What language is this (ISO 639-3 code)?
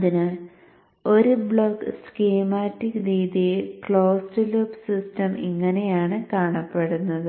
mal